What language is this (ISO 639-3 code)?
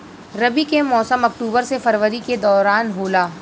bho